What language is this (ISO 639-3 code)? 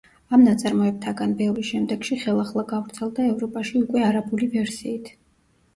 kat